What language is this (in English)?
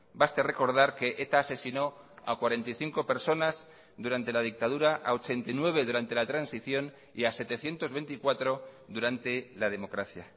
Spanish